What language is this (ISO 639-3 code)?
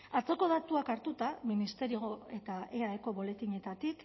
eus